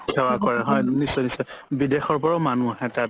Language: Assamese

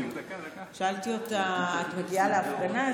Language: Hebrew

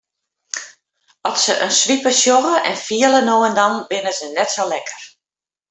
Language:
Western Frisian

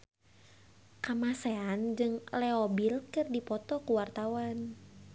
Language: Sundanese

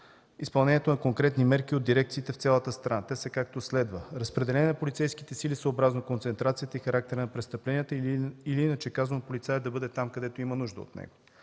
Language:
Bulgarian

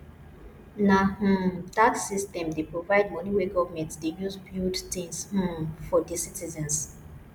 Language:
Nigerian Pidgin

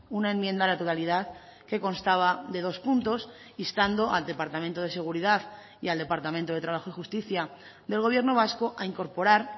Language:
Spanish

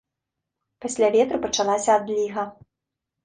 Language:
Belarusian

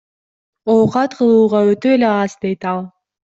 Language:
Kyrgyz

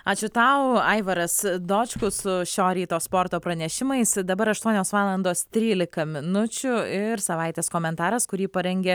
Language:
Lithuanian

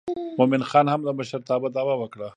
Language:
Pashto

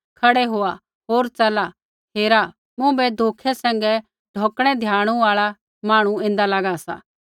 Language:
Kullu Pahari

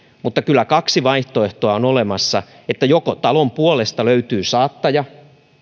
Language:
Finnish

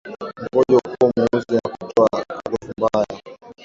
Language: Swahili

